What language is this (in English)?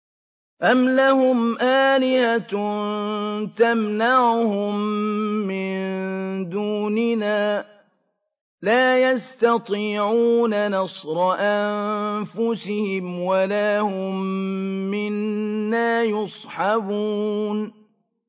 Arabic